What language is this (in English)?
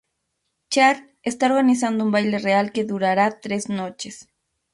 Spanish